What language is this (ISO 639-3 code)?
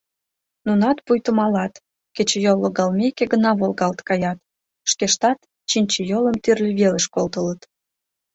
chm